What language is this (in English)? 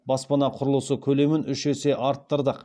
Kazakh